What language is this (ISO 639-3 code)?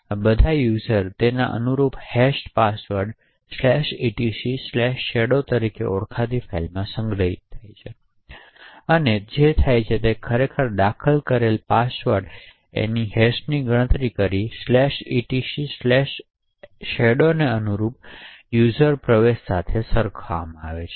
guj